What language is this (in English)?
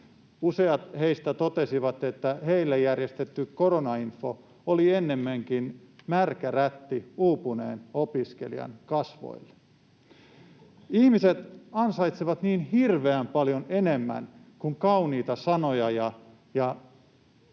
Finnish